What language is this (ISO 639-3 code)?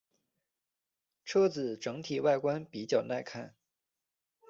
zho